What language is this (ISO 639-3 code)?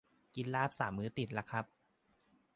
tha